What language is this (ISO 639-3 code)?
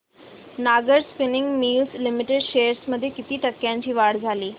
mar